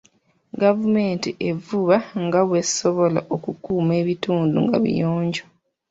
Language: Ganda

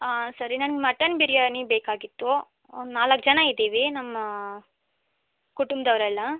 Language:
Kannada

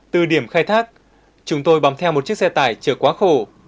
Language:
Vietnamese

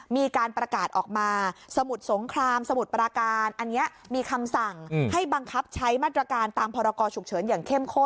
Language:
Thai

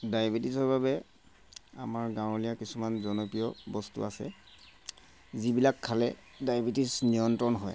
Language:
Assamese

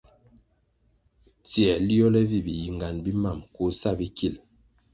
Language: Kwasio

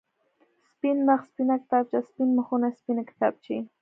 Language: Pashto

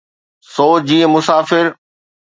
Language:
Sindhi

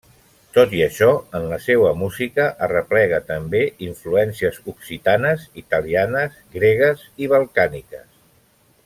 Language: Catalan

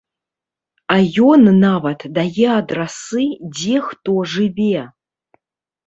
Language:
Belarusian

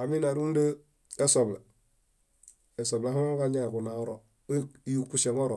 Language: Bayot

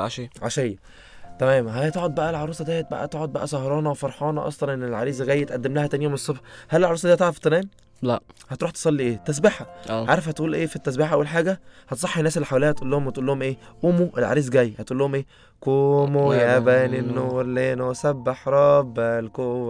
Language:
Arabic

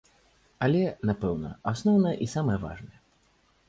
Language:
Belarusian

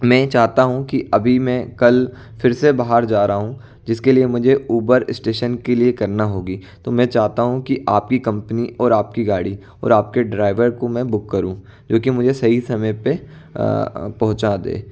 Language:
Hindi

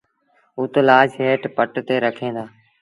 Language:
Sindhi Bhil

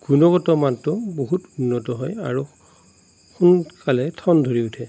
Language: Assamese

